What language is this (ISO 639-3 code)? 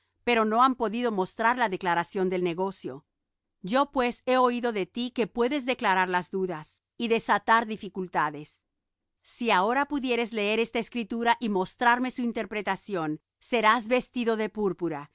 spa